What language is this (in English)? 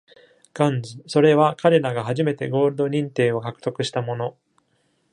Japanese